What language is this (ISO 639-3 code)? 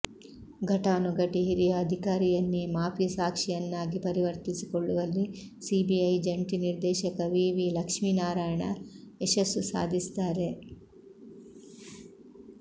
kan